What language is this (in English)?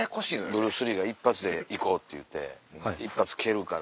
Japanese